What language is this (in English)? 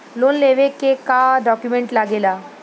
Bhojpuri